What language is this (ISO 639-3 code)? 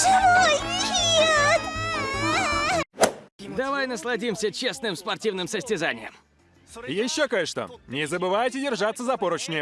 rus